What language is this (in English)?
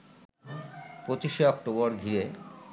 Bangla